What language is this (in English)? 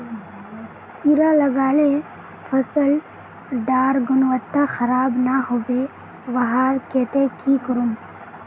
Magahi